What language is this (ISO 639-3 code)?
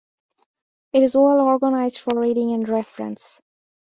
eng